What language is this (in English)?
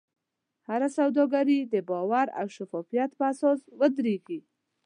Pashto